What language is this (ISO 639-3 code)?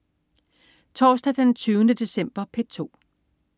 dan